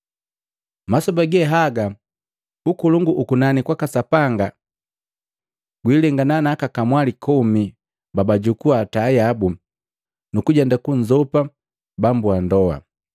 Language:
Matengo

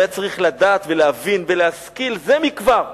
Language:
Hebrew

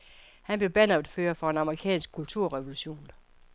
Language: Danish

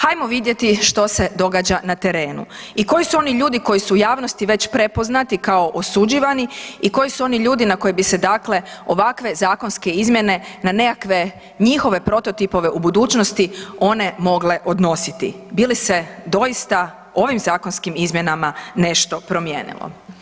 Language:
Croatian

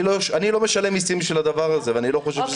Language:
Hebrew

